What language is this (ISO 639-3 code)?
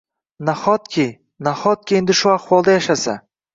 uzb